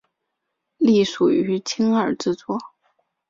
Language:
Chinese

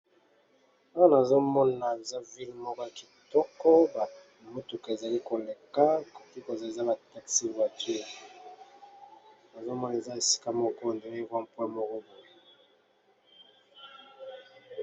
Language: Lingala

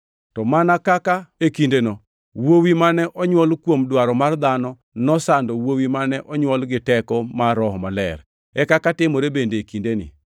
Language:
Luo (Kenya and Tanzania)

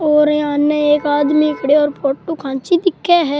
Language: Rajasthani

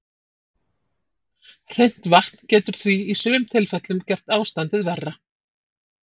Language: Icelandic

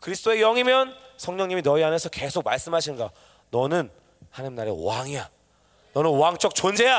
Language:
Korean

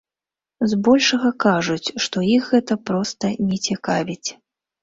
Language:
Belarusian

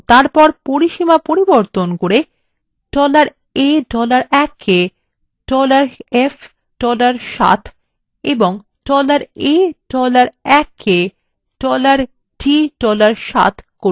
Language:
Bangla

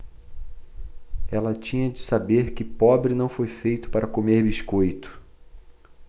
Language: Portuguese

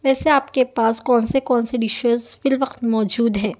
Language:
Urdu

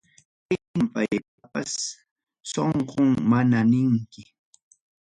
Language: Ayacucho Quechua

